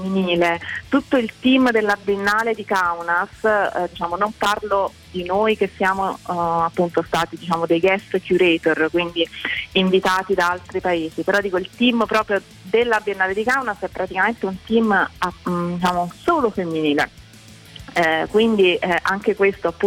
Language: Italian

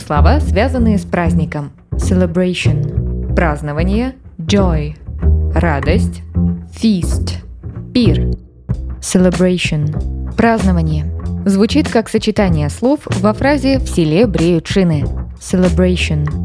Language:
Russian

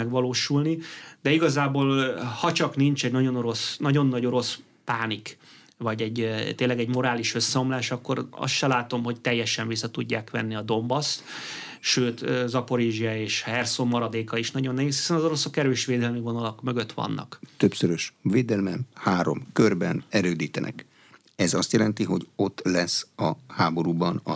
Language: Hungarian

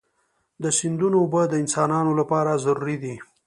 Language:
Pashto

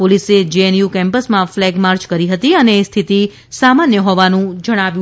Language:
Gujarati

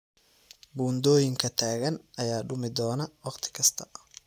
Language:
Somali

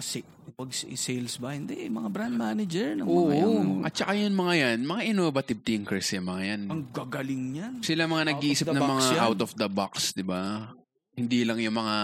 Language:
Filipino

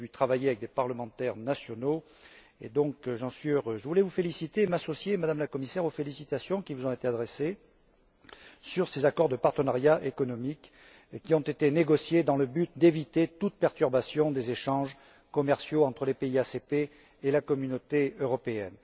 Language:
French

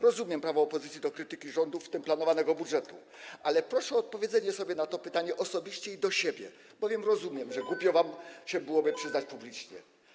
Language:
Polish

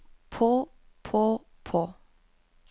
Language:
Norwegian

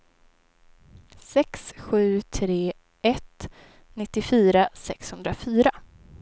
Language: Swedish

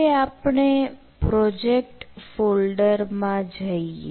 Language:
Gujarati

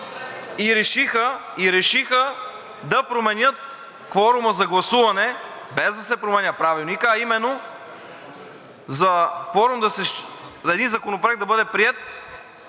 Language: Bulgarian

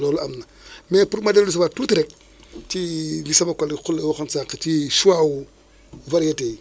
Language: Wolof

